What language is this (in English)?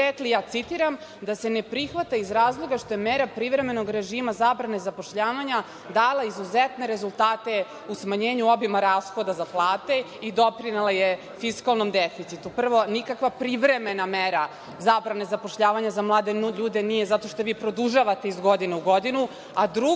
Serbian